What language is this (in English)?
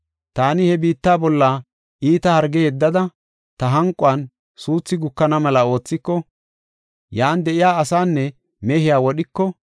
Gofa